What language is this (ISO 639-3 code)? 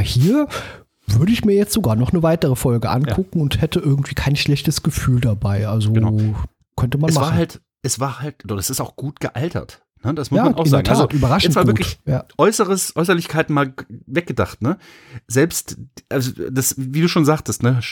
deu